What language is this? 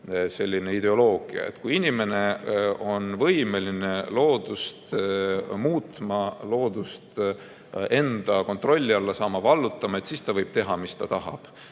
Estonian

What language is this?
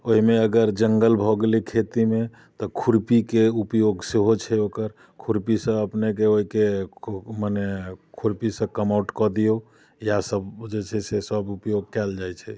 Maithili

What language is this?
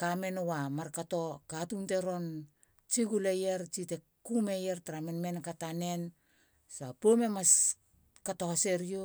Halia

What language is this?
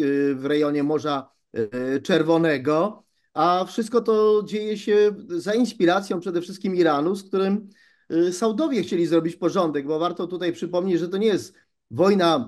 Polish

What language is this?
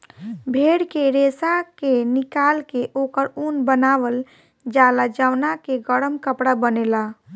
Bhojpuri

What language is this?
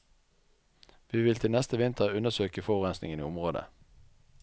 Norwegian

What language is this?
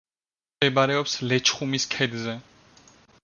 Georgian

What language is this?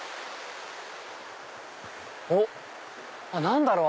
Japanese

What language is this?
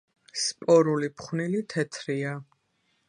Georgian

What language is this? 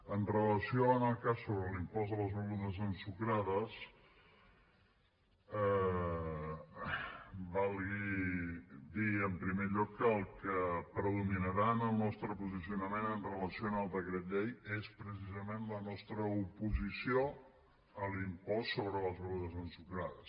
Catalan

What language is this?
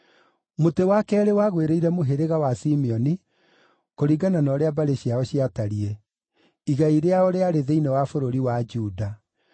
Kikuyu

